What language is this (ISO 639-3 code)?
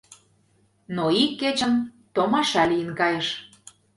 chm